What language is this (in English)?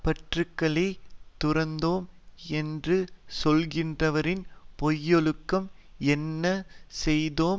Tamil